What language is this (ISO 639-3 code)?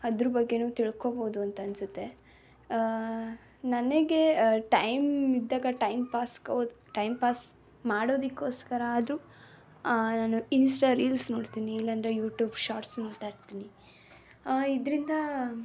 kan